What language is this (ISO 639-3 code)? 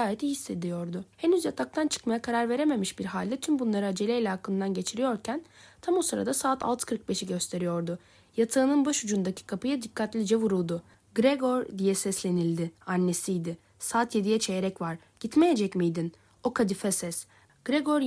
tur